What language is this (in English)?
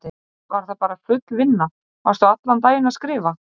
Icelandic